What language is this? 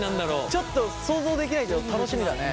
Japanese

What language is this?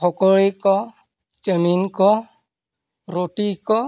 Santali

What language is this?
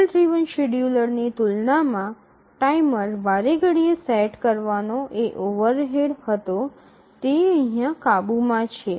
Gujarati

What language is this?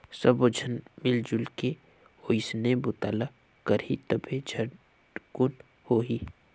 Chhattisgarhi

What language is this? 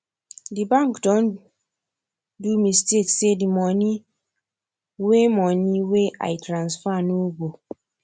Nigerian Pidgin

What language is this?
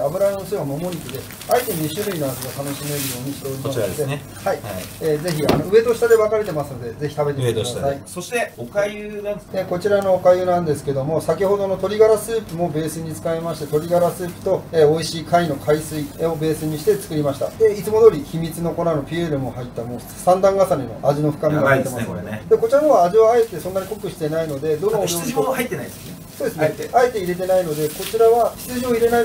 Japanese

